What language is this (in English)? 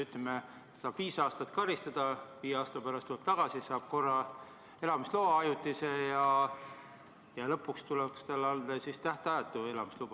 Estonian